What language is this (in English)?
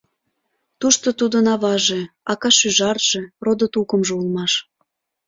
Mari